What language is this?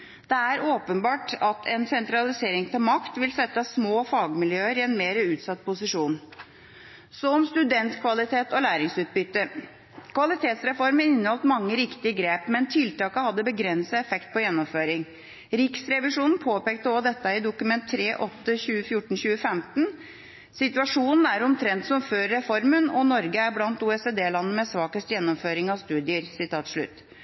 Norwegian Bokmål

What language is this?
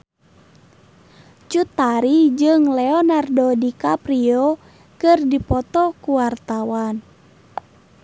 Sundanese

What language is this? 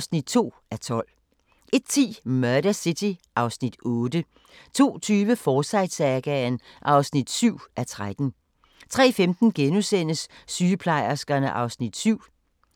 Danish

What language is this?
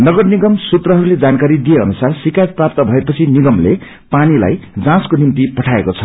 Nepali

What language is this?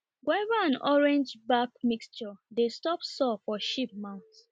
Nigerian Pidgin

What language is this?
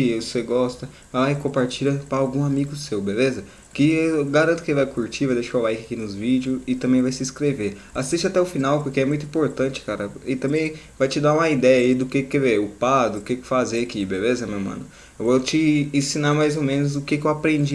Portuguese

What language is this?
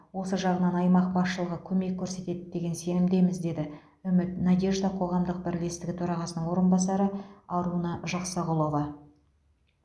Kazakh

